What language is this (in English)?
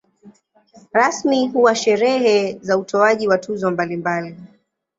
Swahili